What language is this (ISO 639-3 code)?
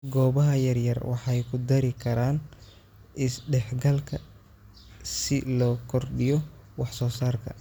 som